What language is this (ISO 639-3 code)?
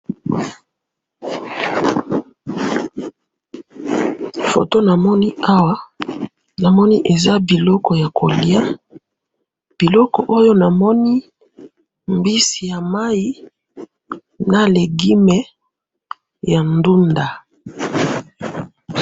lin